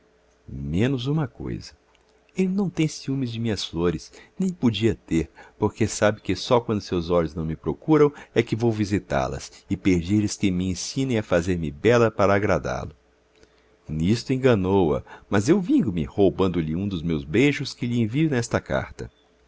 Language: Portuguese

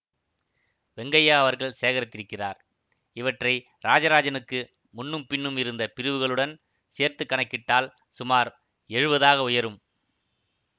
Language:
Tamil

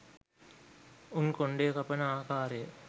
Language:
Sinhala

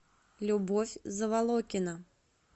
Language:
Russian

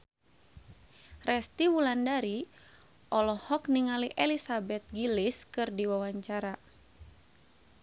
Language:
Sundanese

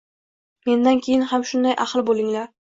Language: Uzbek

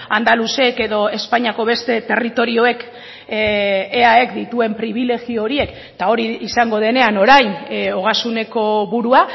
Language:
Basque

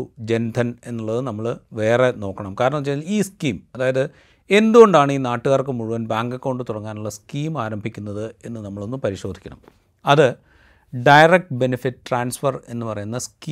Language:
Malayalam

